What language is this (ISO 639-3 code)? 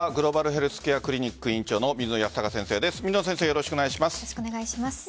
jpn